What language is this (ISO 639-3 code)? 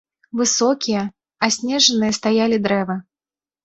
bel